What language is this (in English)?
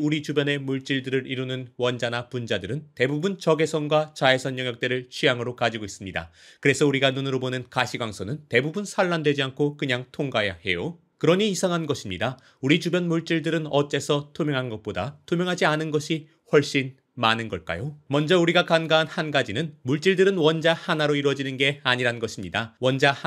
Korean